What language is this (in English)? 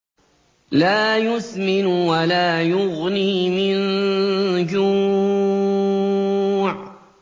Arabic